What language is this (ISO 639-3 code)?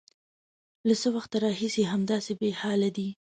pus